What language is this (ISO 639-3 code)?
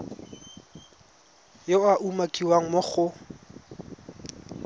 tsn